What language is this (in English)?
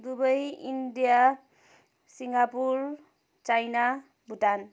Nepali